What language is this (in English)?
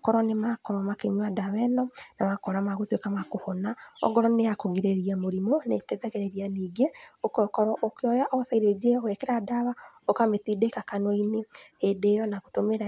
Kikuyu